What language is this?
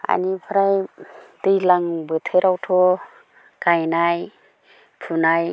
Bodo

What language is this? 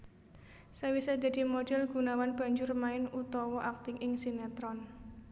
Javanese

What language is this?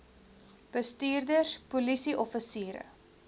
Afrikaans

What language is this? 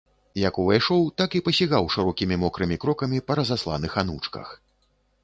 Belarusian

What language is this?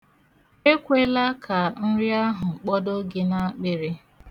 Igbo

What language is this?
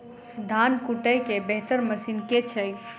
Maithili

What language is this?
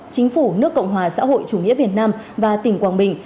Vietnamese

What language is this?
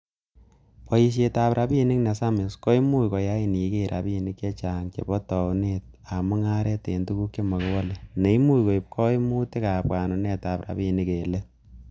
Kalenjin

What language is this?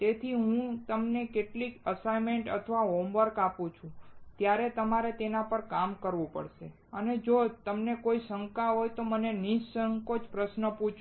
Gujarati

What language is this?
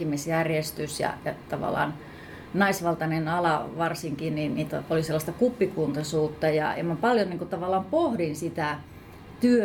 Finnish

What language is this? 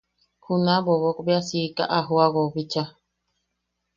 Yaqui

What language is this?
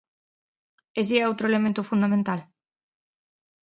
Galician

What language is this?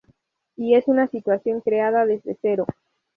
Spanish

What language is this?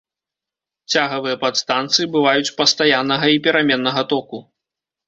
Belarusian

